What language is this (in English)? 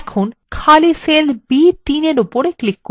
Bangla